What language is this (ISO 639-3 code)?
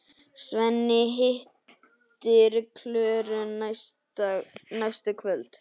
isl